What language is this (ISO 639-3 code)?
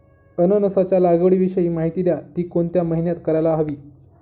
mar